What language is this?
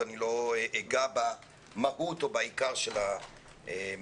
Hebrew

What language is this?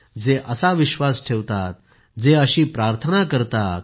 Marathi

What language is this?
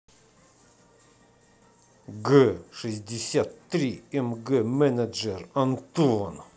Russian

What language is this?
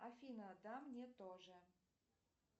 Russian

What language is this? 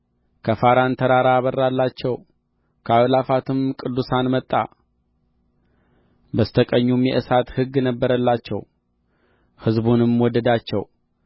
Amharic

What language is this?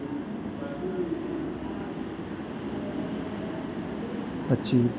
Gujarati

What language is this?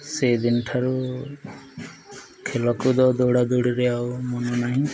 Odia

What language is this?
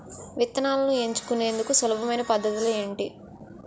Telugu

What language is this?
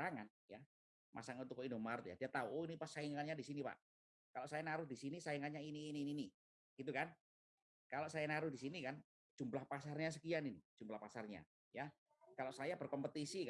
Indonesian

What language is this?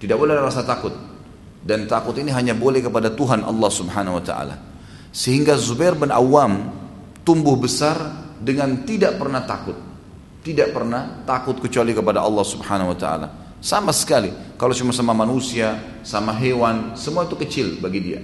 Indonesian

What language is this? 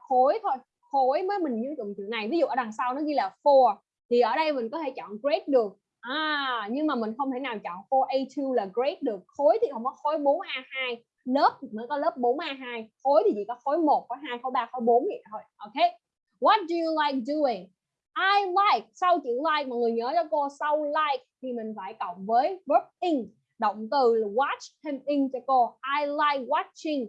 Vietnamese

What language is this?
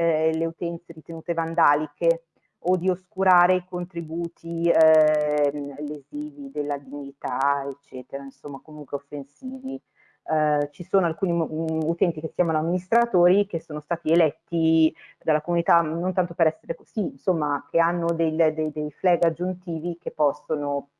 Italian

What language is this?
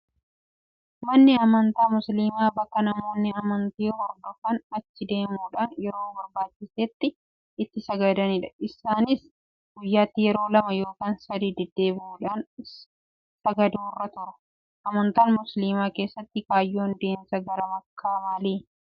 Oromo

